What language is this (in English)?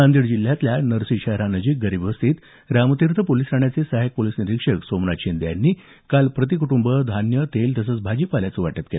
Marathi